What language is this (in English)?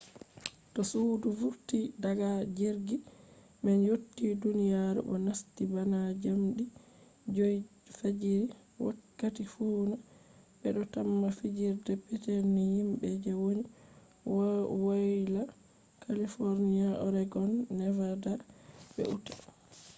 Fula